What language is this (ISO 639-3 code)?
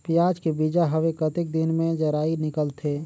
hne